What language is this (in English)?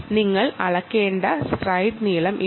Malayalam